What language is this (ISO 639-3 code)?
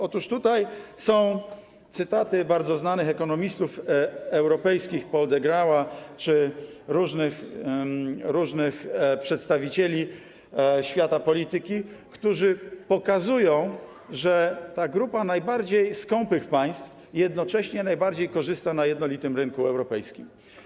pol